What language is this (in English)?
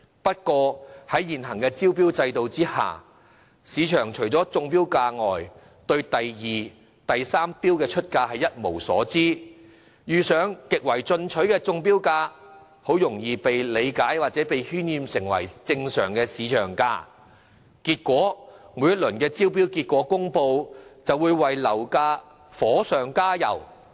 Cantonese